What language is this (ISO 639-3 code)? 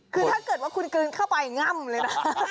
tha